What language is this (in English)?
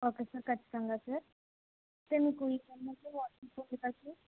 Telugu